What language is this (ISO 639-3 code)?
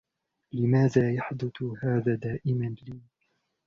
ara